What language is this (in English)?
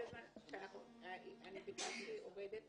Hebrew